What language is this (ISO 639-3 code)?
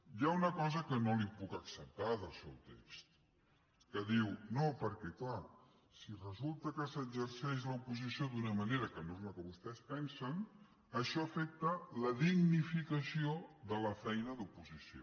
cat